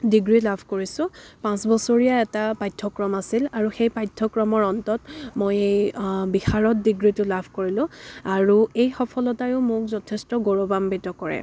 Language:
Assamese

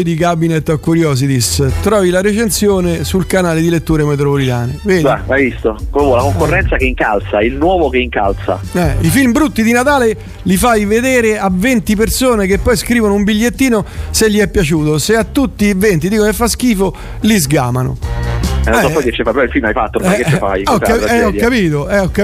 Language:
Italian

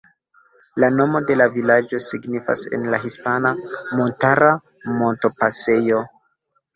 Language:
Esperanto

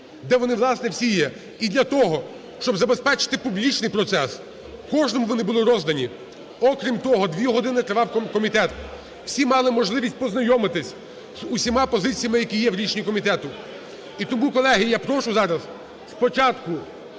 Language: Ukrainian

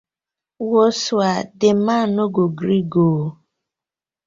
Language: Nigerian Pidgin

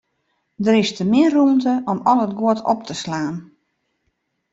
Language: Western Frisian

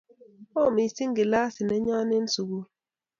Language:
Kalenjin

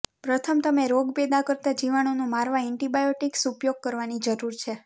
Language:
Gujarati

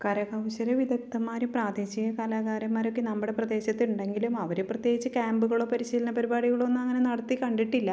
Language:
Malayalam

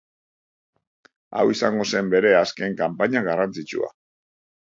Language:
Basque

